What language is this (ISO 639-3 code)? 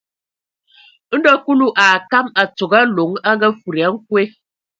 ewo